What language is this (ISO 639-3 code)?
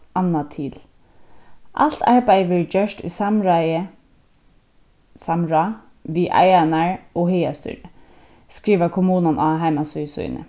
fao